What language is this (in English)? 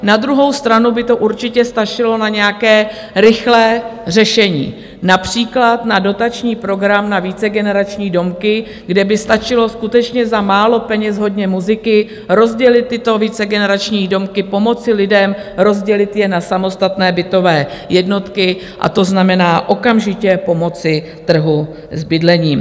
Czech